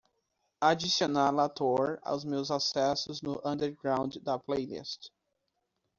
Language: Portuguese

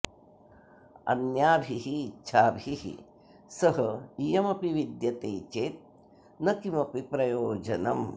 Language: Sanskrit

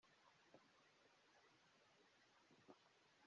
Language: Kinyarwanda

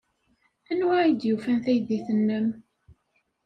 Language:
Kabyle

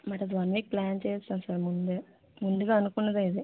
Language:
Telugu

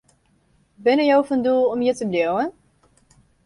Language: Western Frisian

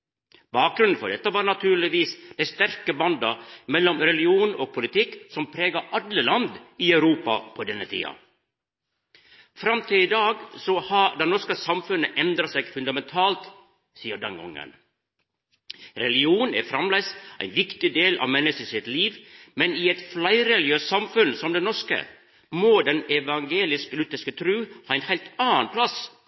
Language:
Norwegian Nynorsk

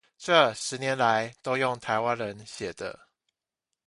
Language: Chinese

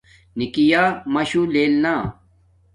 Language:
Domaaki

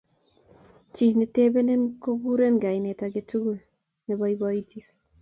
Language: Kalenjin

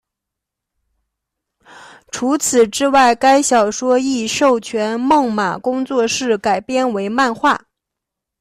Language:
Chinese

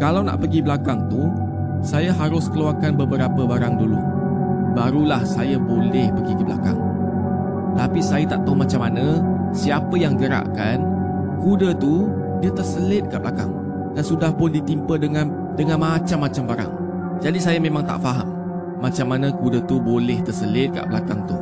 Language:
Malay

